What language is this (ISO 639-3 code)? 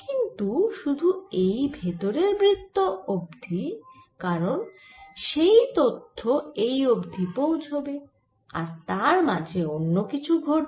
ben